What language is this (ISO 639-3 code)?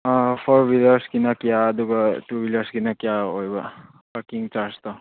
mni